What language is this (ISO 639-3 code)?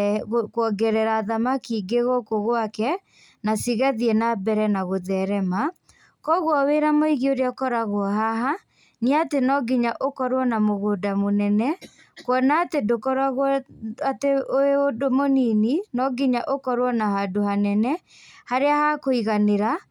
kik